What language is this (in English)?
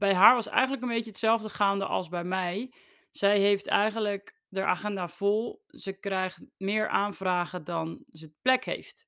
Dutch